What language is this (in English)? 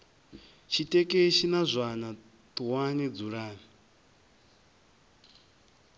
Venda